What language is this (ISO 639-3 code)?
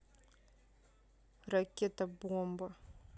rus